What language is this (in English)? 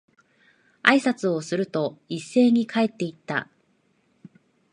Japanese